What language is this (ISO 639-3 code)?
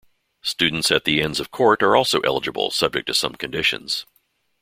eng